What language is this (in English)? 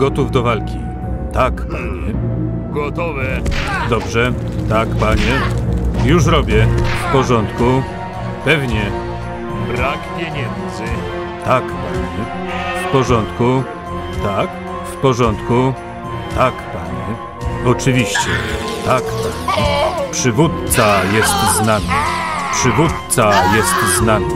Polish